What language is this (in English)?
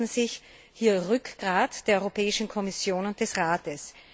German